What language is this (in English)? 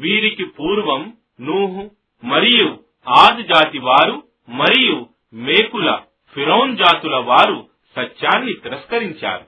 Telugu